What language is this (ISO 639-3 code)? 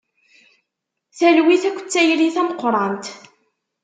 kab